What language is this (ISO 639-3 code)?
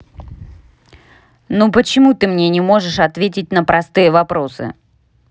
rus